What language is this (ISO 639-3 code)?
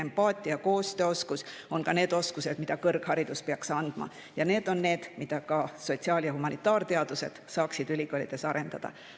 est